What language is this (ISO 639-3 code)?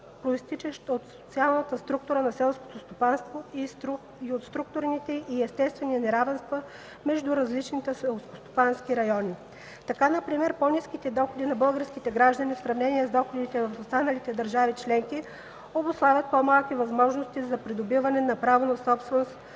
bul